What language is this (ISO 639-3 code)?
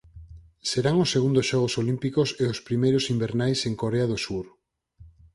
glg